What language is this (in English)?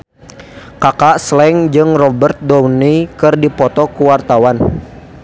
Sundanese